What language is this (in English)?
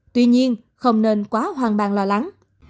Vietnamese